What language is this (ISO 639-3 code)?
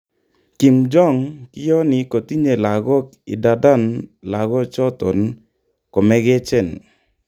kln